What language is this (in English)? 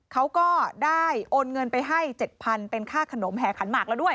Thai